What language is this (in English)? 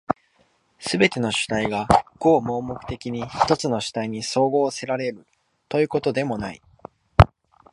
Japanese